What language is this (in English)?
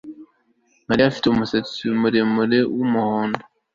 Kinyarwanda